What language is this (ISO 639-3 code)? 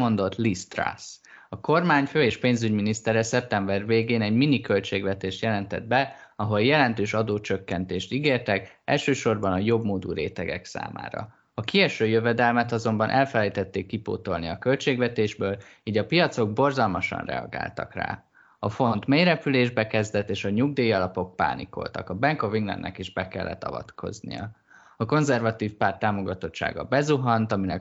hun